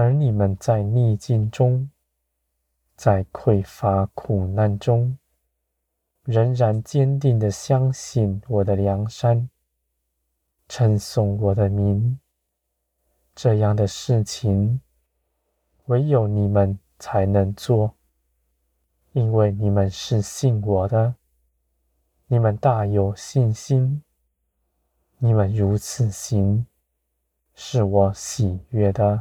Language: Chinese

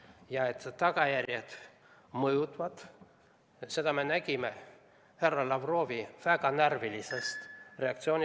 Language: Estonian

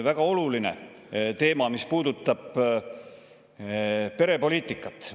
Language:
Estonian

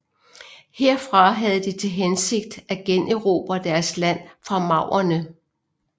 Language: Danish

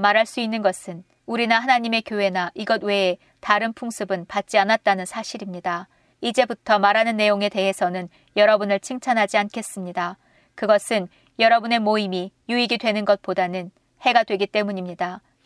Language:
Korean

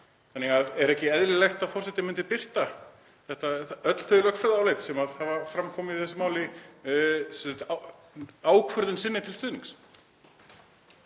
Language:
Icelandic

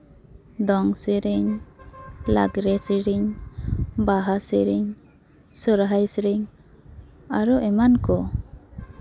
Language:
Santali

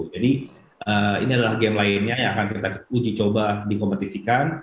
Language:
Indonesian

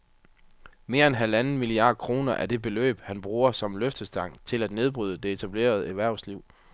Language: Danish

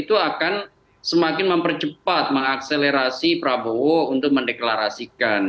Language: Indonesian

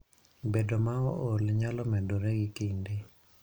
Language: Luo (Kenya and Tanzania)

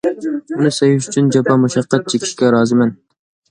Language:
Uyghur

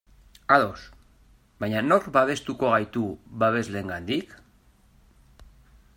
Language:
Basque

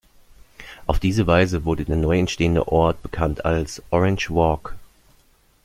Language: German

